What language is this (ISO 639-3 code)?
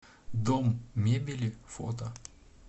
rus